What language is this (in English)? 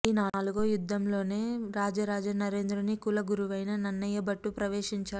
Telugu